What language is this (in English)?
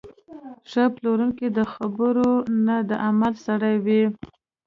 Pashto